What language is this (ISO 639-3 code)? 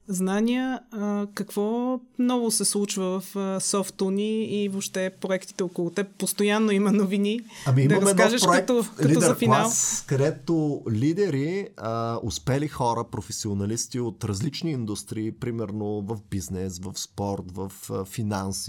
bul